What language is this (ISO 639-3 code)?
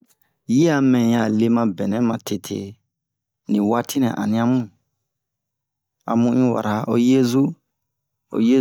bmq